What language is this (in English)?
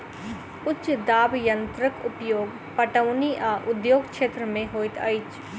Maithili